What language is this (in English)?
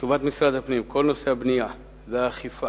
Hebrew